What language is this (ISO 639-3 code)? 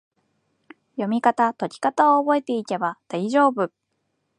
jpn